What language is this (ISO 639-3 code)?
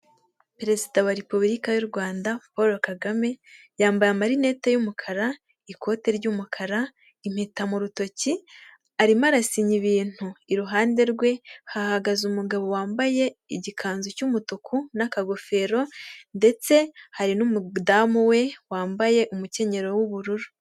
kin